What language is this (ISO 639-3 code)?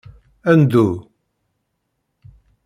kab